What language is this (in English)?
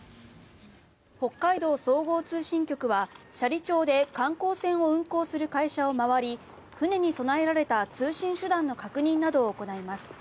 Japanese